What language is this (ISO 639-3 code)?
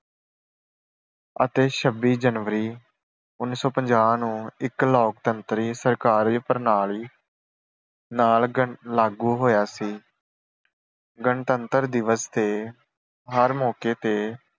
pan